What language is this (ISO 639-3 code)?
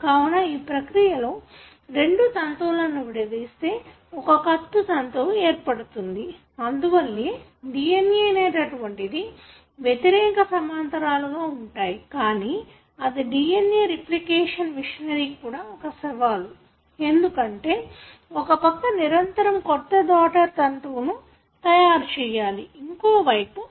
tel